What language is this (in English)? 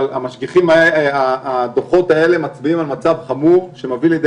Hebrew